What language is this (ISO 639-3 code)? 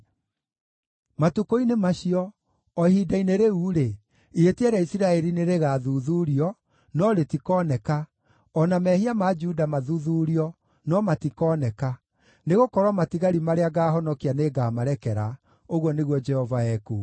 kik